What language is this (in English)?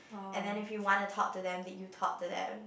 English